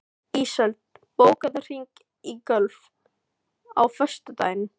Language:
Icelandic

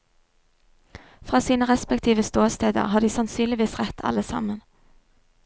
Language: Norwegian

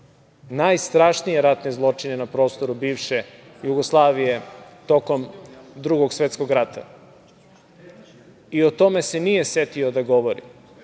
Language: Serbian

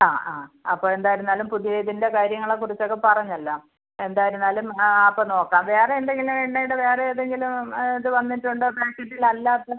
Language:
Malayalam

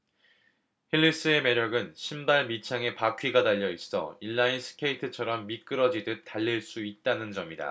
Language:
Korean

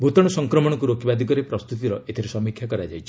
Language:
Odia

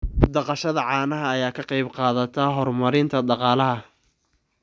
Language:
Somali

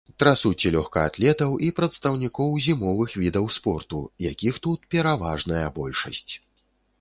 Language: Belarusian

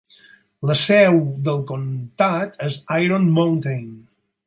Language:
Catalan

